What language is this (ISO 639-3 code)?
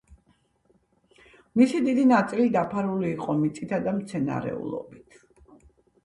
kat